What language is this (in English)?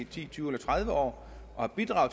Danish